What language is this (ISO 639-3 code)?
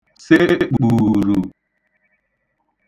ibo